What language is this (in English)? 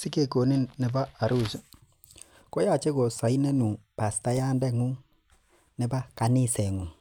Kalenjin